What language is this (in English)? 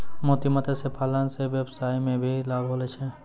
Maithili